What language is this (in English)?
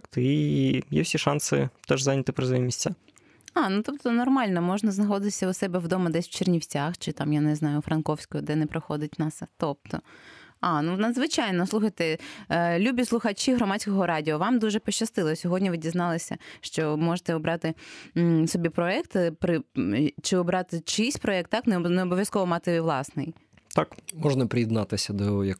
Ukrainian